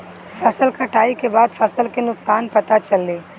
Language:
Bhojpuri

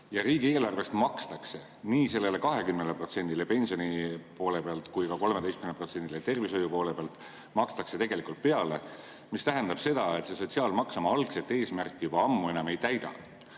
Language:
Estonian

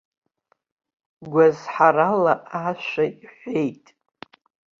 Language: Abkhazian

